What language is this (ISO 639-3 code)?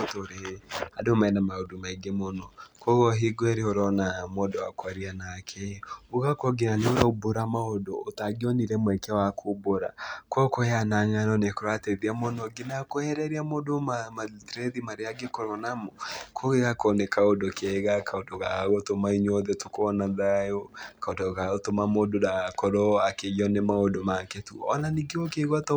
kik